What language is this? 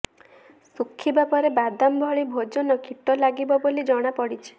Odia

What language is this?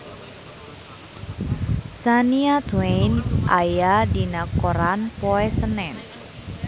Sundanese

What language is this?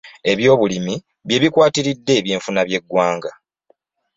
Ganda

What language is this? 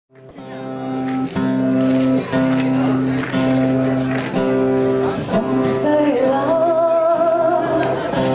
Latvian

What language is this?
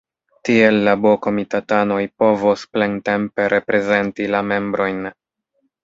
Esperanto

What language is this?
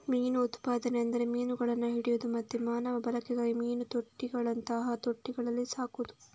Kannada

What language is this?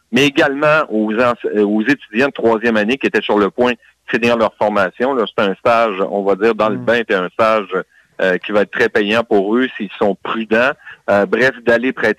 French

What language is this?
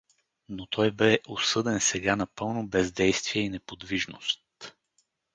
Bulgarian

